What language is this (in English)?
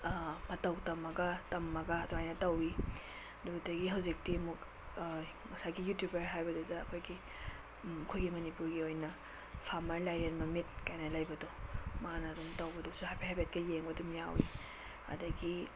Manipuri